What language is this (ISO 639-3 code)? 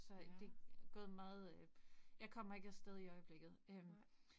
dan